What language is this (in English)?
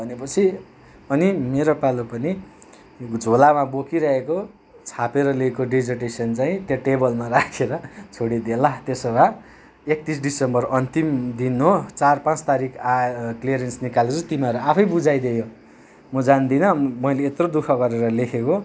Nepali